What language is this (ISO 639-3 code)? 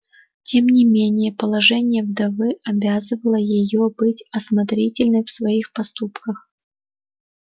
rus